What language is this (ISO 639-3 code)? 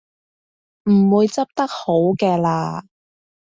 yue